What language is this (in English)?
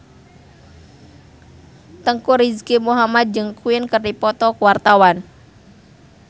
Sundanese